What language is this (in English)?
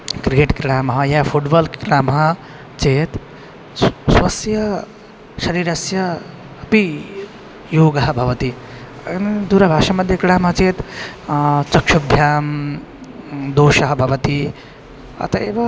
Sanskrit